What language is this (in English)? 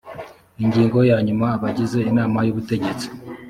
Kinyarwanda